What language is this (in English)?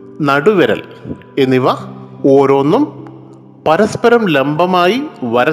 Malayalam